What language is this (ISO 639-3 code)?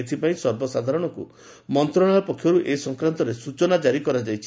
ori